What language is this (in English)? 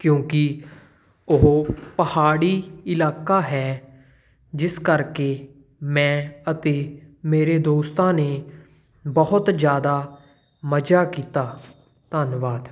Punjabi